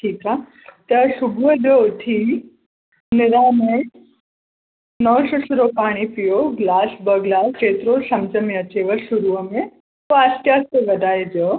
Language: Sindhi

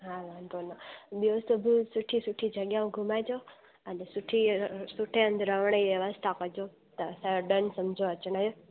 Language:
Sindhi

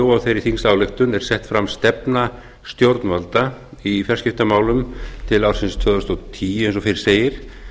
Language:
Icelandic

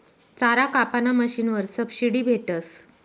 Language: Marathi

